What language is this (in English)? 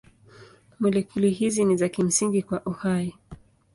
Swahili